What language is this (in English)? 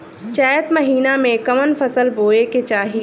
Bhojpuri